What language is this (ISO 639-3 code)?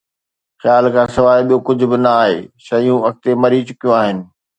snd